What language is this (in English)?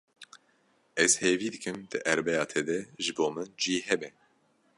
Kurdish